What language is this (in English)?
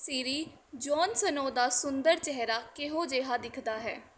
Punjabi